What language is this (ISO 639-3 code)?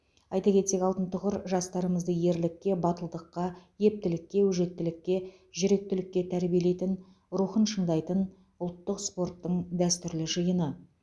kaz